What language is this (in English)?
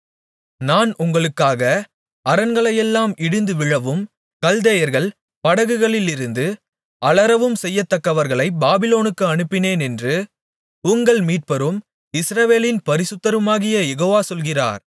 Tamil